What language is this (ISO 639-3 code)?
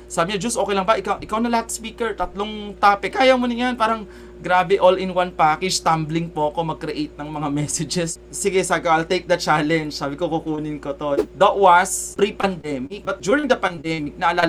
fil